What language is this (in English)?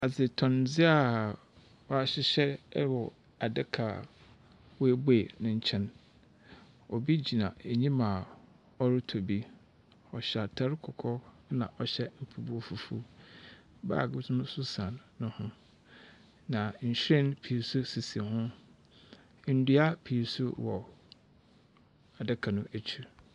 Akan